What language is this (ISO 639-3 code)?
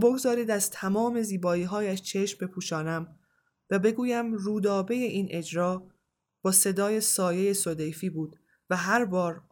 fas